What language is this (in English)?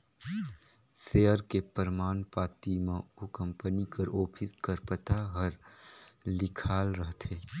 Chhattisgarhi